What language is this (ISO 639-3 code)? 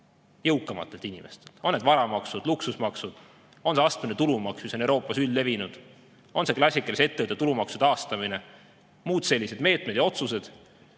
est